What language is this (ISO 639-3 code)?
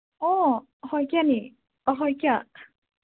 asm